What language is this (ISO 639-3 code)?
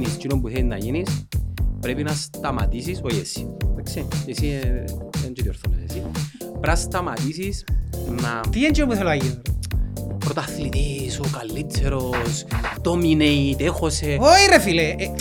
ell